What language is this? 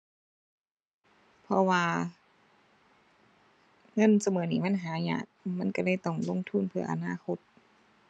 Thai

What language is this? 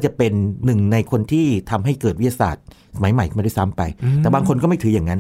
Thai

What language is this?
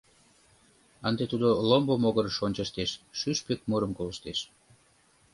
Mari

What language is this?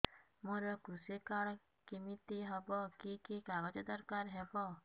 Odia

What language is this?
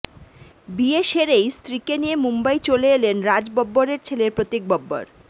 Bangla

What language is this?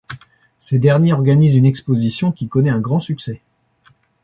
French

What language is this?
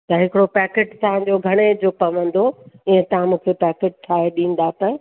Sindhi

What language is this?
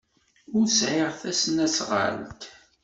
Kabyle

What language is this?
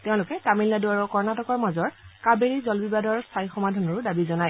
Assamese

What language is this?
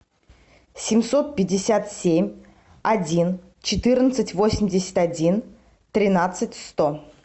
Russian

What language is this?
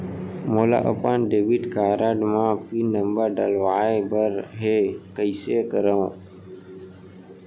Chhattisgarhi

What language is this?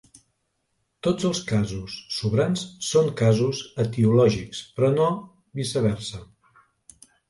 Catalan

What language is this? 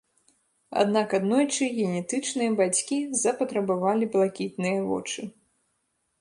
Belarusian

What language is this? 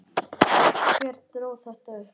Icelandic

